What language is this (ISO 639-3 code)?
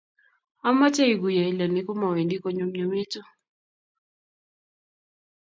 kln